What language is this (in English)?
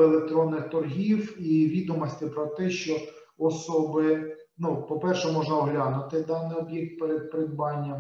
Ukrainian